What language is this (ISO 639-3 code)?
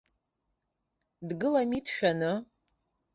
abk